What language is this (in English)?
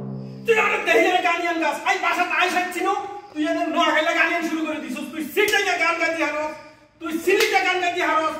Arabic